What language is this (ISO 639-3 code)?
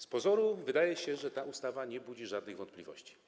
pol